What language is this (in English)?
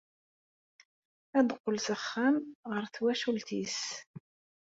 Kabyle